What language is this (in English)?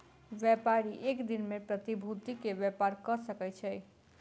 Maithili